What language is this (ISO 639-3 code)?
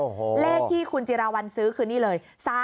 tha